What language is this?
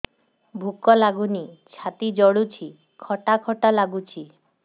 Odia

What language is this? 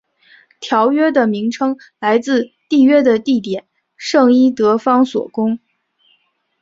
Chinese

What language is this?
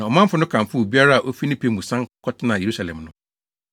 Akan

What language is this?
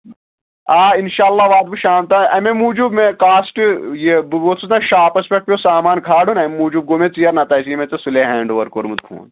Kashmiri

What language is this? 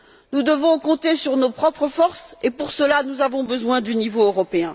French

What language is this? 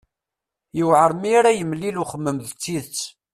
Kabyle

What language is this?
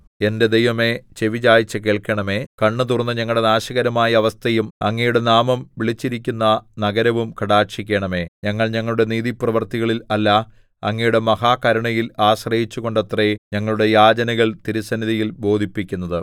Malayalam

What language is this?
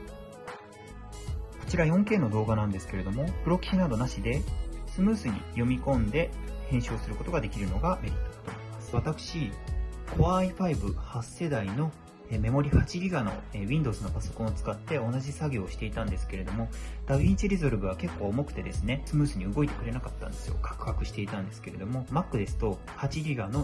Japanese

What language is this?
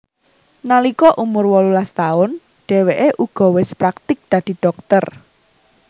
Javanese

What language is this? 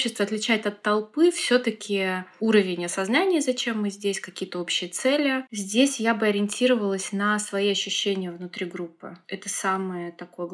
Russian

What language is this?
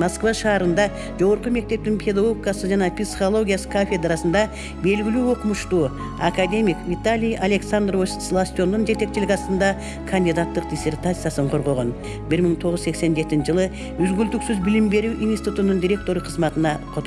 Turkish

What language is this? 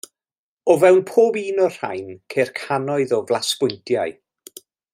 Welsh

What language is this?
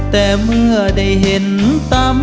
Thai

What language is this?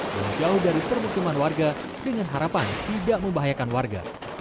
Indonesian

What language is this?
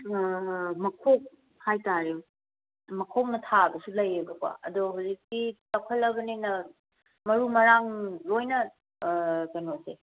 Manipuri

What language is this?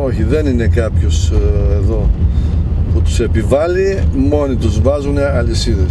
Greek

